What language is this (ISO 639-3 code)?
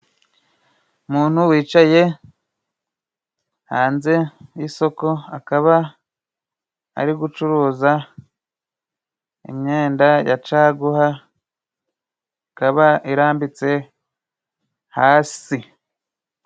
kin